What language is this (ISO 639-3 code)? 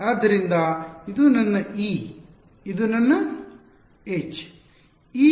kan